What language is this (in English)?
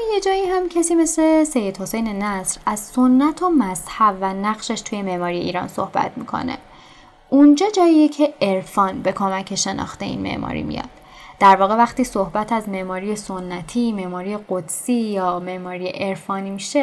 Persian